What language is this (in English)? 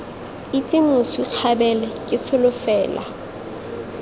Tswana